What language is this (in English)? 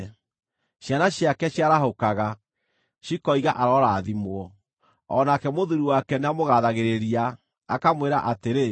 Kikuyu